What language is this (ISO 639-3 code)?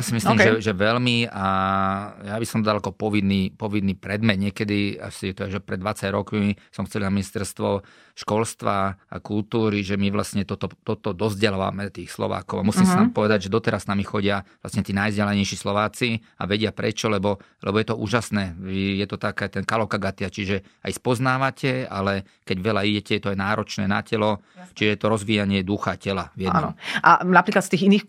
slk